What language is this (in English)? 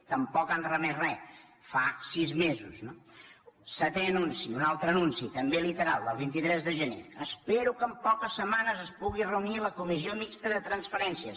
Catalan